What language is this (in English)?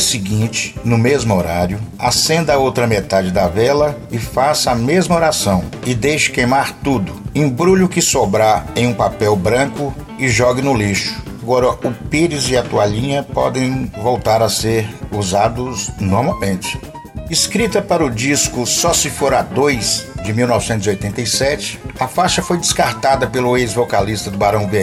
Portuguese